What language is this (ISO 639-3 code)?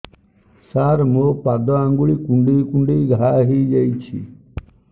ori